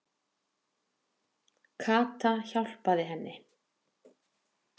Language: Icelandic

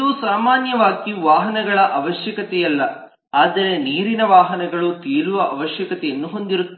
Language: Kannada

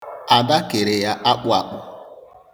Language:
Igbo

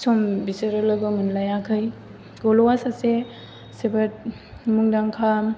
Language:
Bodo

